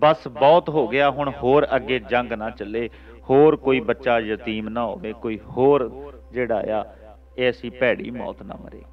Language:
Punjabi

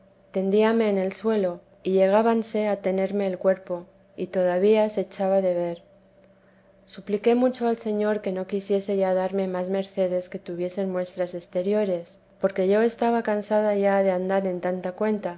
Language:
Spanish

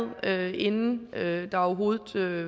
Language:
Danish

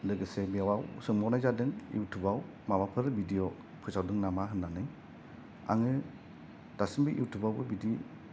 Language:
Bodo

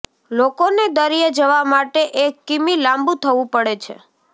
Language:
Gujarati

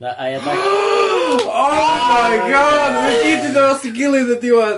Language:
Welsh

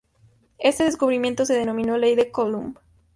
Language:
Spanish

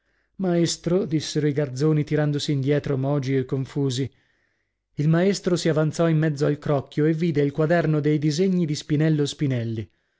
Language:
Italian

